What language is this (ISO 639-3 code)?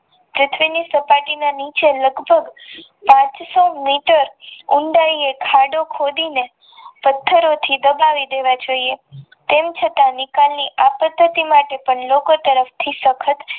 guj